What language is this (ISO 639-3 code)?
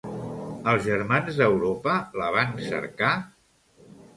cat